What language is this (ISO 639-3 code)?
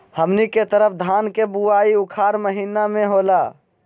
mag